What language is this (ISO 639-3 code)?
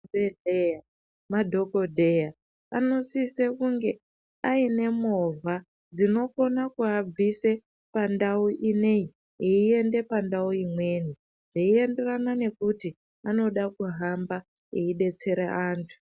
ndc